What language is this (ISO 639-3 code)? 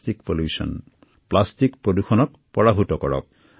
asm